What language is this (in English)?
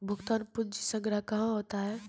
Maithili